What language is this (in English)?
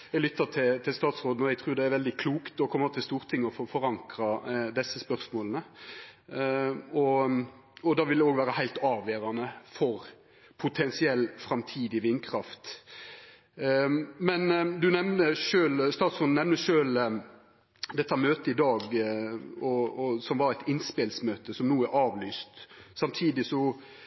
Norwegian Nynorsk